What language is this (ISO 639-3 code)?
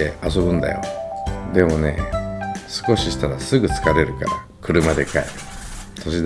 jpn